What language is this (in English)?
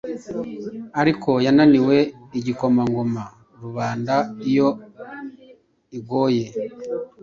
Kinyarwanda